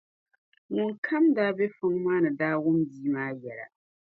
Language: Dagbani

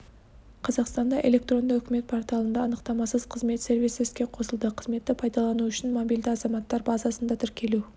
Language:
Kazakh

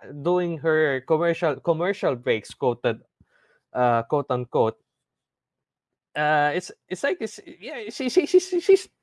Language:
English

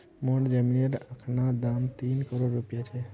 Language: Magahi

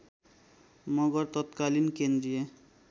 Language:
Nepali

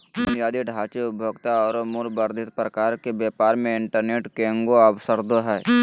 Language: Magahi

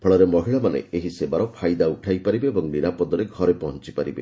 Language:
Odia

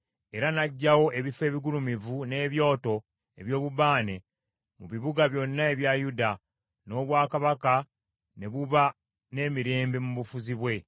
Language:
Ganda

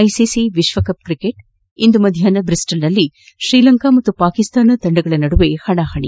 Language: Kannada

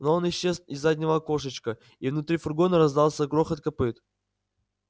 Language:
Russian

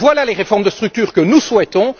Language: French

